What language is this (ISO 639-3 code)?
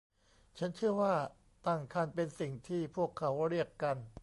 tha